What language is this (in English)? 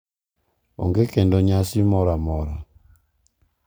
Luo (Kenya and Tanzania)